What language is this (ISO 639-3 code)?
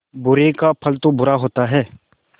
hin